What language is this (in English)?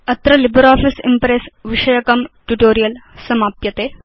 Sanskrit